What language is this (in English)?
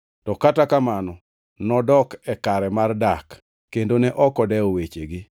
Luo (Kenya and Tanzania)